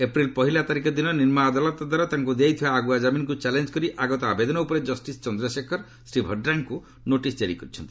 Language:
Odia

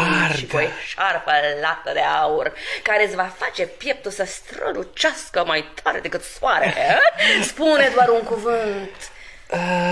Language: Romanian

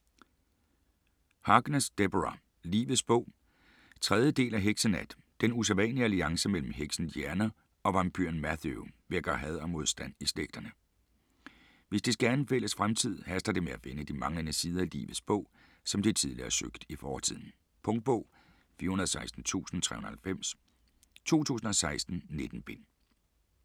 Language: Danish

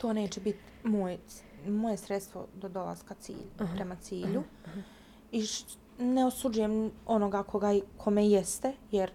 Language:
Croatian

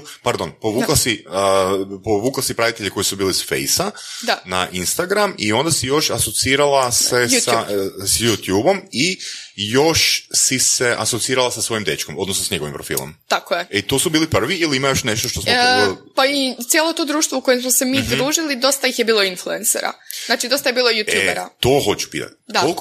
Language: Croatian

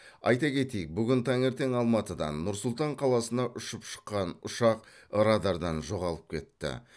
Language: Kazakh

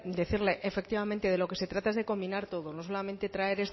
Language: Spanish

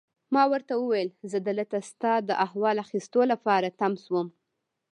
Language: Pashto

